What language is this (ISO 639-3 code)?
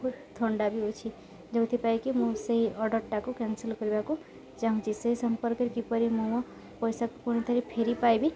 ori